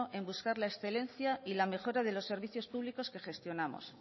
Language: Spanish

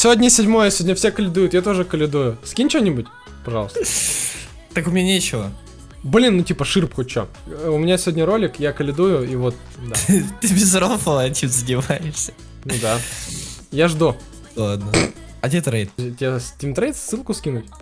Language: Russian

